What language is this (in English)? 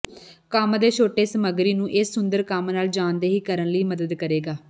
Punjabi